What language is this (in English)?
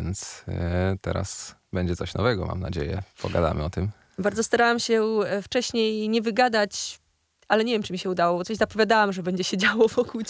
Polish